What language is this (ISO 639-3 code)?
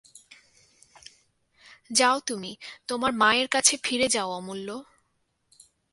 ben